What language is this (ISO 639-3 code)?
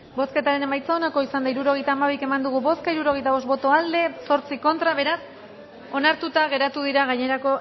eus